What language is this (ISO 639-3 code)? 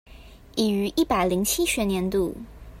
zho